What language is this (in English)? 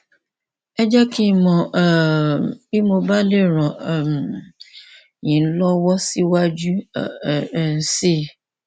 Yoruba